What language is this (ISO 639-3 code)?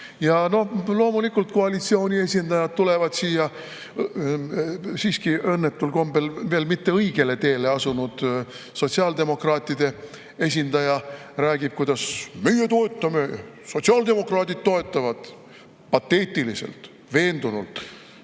est